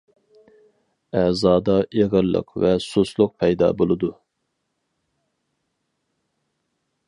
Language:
Uyghur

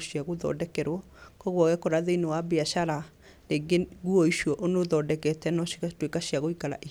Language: Kikuyu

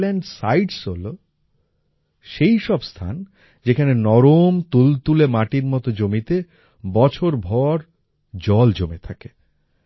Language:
Bangla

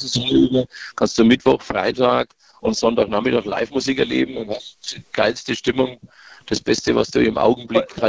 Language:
German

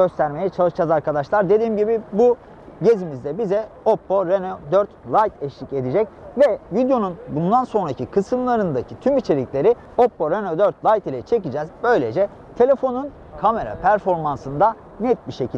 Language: Turkish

